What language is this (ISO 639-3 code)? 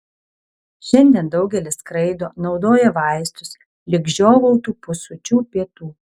lit